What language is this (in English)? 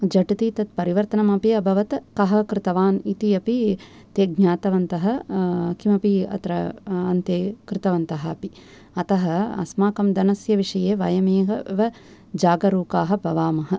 Sanskrit